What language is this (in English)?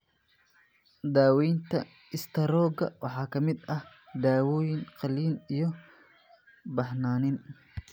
Somali